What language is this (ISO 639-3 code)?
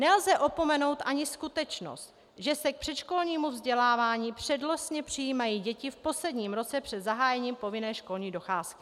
ces